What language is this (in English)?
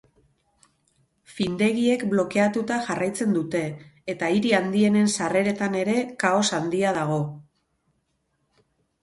Basque